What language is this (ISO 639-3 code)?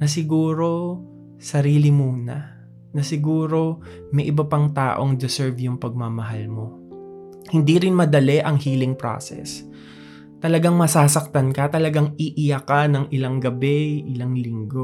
fil